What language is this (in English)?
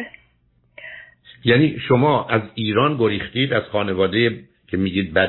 Persian